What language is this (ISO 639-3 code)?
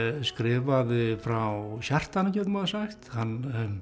isl